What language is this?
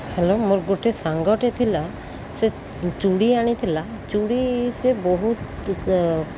Odia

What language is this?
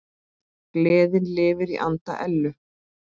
Icelandic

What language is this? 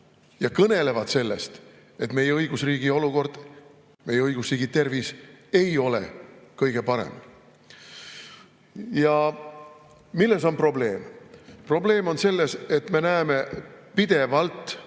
Estonian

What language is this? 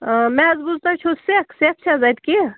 Kashmiri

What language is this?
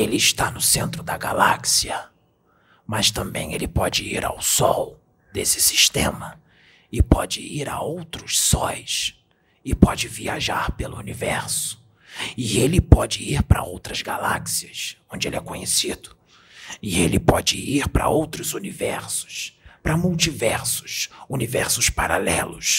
Portuguese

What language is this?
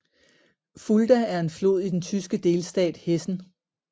Danish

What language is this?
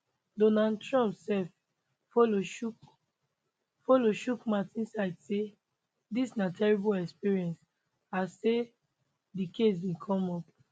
Nigerian Pidgin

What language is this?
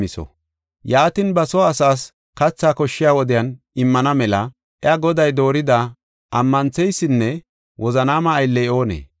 Gofa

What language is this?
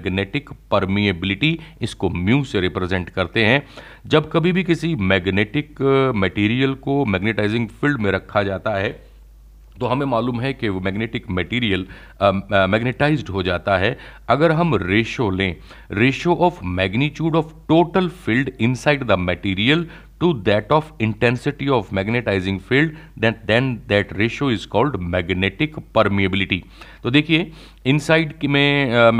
Hindi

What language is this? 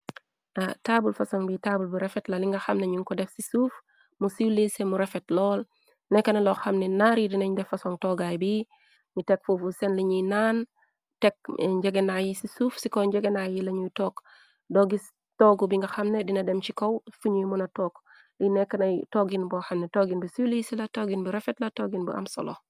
Wolof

